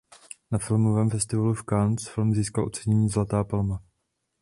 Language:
Czech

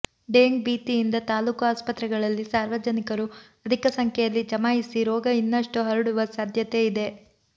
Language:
Kannada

